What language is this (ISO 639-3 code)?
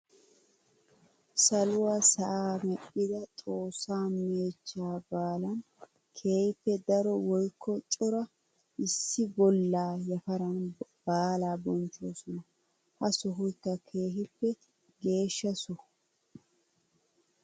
wal